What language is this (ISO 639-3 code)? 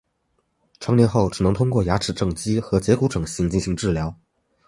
zho